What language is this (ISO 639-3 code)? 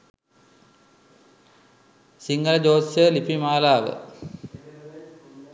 sin